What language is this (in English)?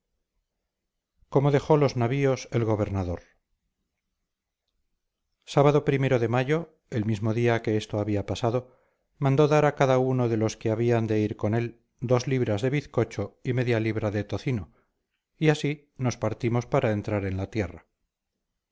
Spanish